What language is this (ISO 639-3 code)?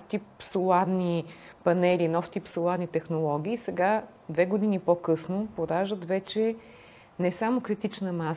bul